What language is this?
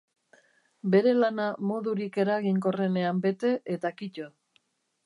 Basque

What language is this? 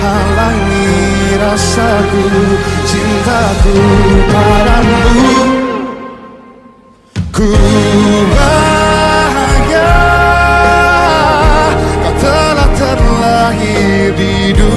Arabic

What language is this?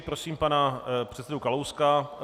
Czech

